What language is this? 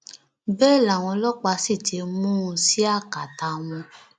Yoruba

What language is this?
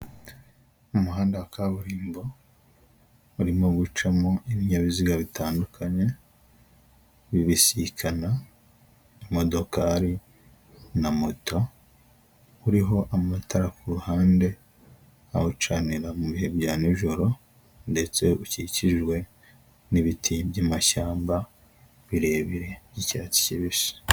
Kinyarwanda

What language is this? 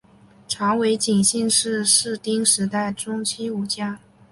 Chinese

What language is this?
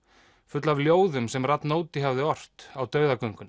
Icelandic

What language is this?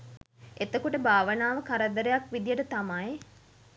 Sinhala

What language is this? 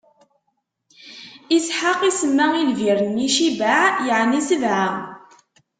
Kabyle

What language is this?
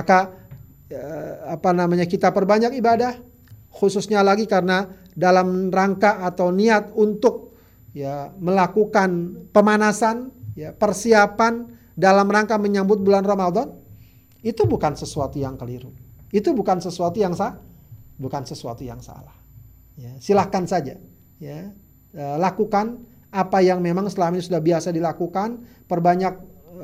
Indonesian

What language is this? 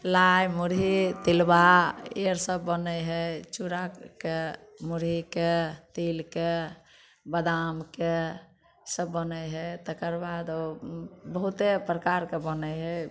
Maithili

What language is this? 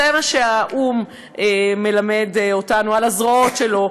Hebrew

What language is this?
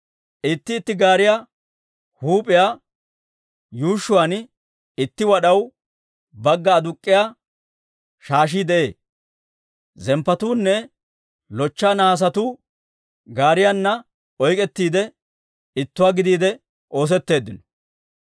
Dawro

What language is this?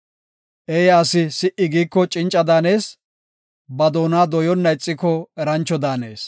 Gofa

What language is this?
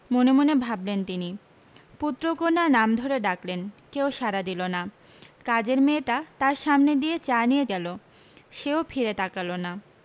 Bangla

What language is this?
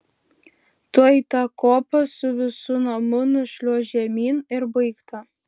Lithuanian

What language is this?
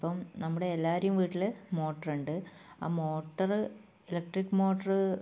Malayalam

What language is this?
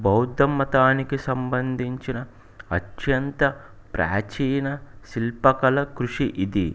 Telugu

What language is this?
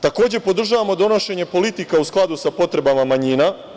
Serbian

